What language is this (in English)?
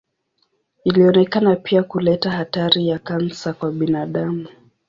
Swahili